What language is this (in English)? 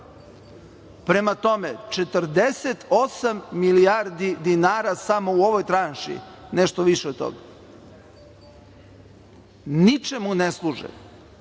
Serbian